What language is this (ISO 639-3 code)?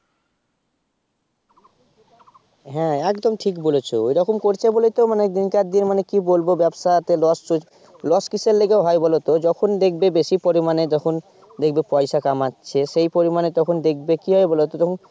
ben